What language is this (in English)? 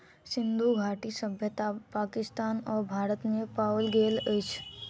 Maithili